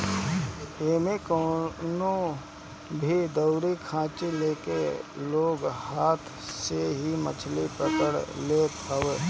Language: Bhojpuri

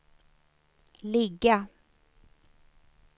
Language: Swedish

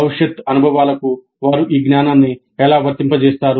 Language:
Telugu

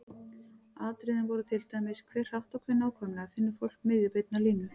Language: Icelandic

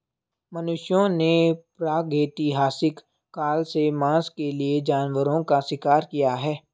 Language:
Hindi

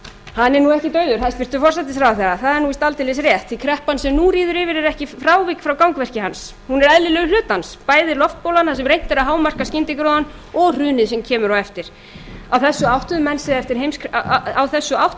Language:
Icelandic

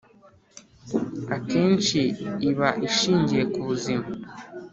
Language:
Kinyarwanda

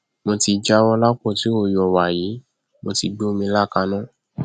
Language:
Yoruba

